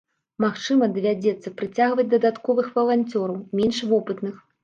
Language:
Belarusian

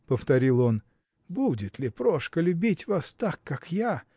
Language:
Russian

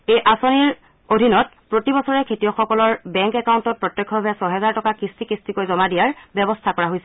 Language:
Assamese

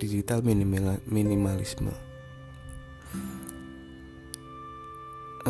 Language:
Indonesian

